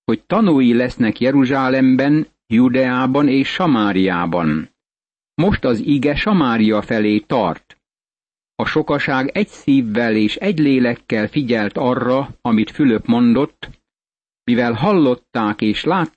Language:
Hungarian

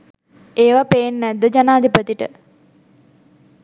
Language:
Sinhala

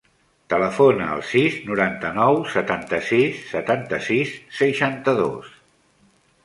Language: Catalan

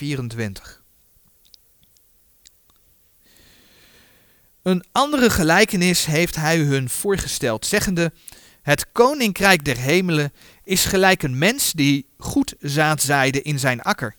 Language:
Dutch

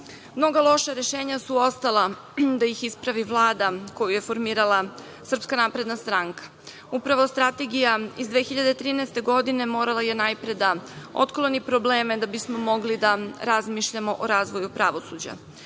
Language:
Serbian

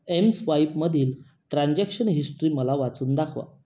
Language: Marathi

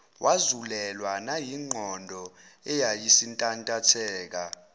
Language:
Zulu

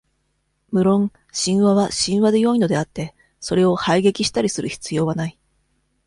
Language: Japanese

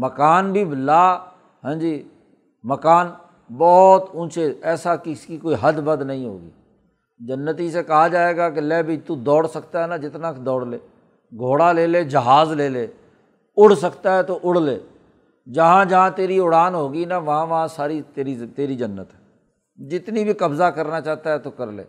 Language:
Urdu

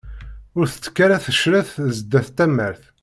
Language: Kabyle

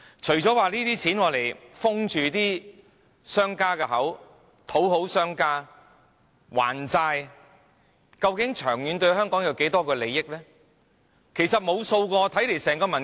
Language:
Cantonese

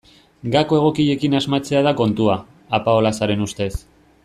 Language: Basque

